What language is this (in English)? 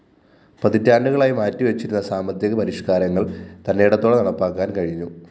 Malayalam